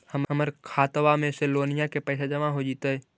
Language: Magahi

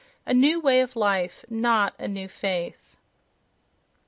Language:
English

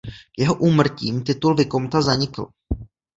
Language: Czech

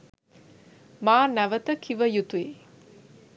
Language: Sinhala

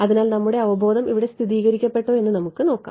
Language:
Malayalam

